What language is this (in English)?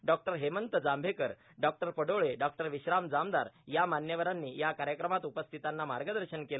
Marathi